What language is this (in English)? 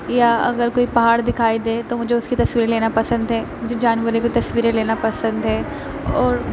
Urdu